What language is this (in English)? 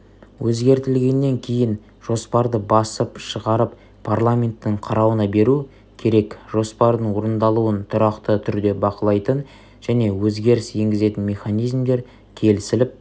Kazakh